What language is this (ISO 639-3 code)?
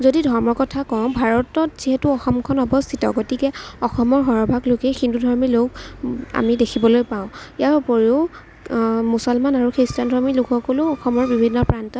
asm